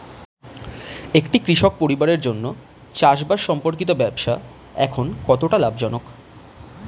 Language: Bangla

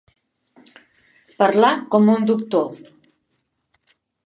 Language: Catalan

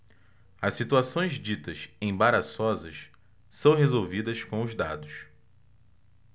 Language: Portuguese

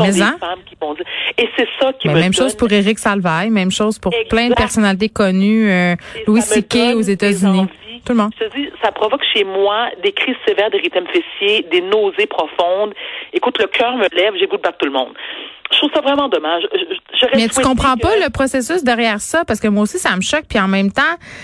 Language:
French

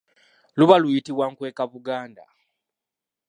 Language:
Ganda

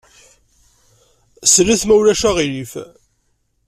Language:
Kabyle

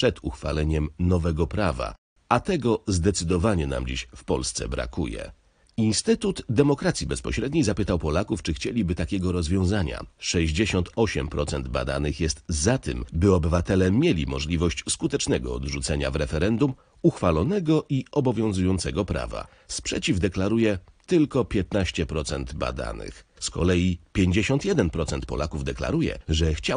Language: Polish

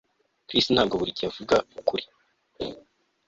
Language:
Kinyarwanda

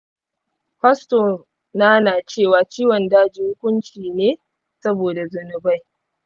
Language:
Hausa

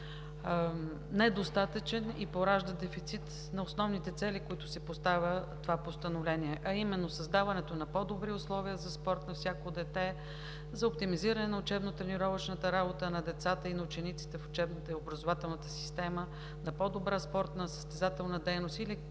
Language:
Bulgarian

